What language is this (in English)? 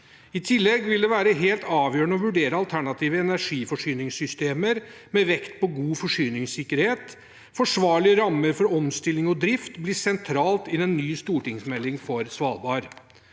Norwegian